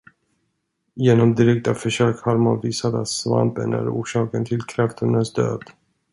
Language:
Swedish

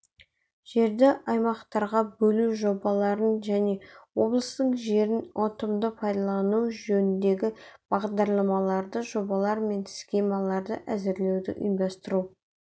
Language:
Kazakh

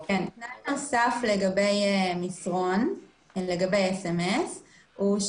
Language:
Hebrew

